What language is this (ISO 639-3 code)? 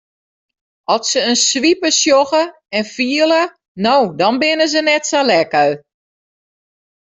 fry